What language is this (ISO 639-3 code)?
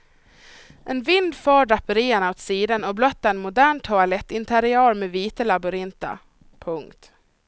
swe